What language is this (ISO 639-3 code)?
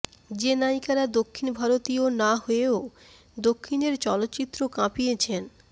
ben